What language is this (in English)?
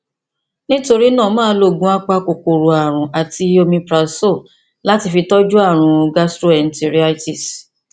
Yoruba